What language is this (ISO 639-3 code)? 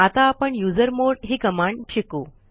mar